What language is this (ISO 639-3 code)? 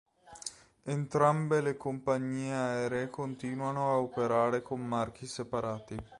ita